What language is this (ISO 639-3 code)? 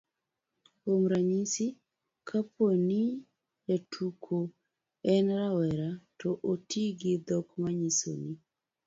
luo